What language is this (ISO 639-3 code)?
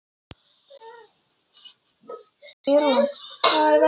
isl